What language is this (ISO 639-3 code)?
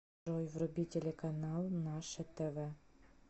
rus